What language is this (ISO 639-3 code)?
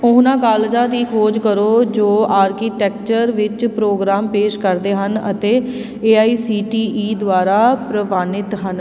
pan